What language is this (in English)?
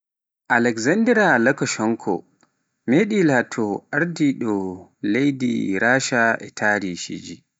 Pular